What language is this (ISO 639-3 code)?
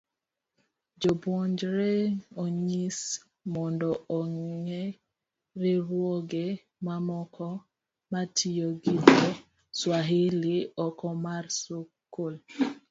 luo